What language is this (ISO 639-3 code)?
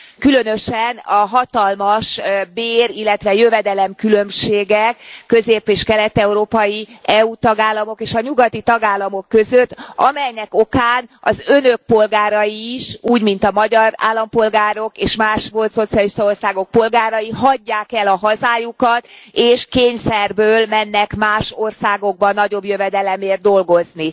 hun